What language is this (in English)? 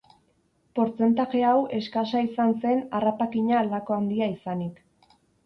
Basque